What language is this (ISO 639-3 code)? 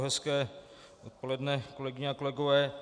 ces